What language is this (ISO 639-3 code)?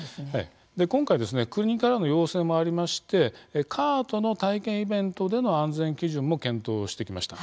jpn